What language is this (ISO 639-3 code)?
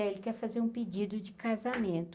por